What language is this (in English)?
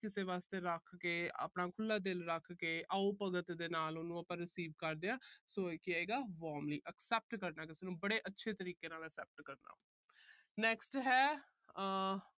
Punjabi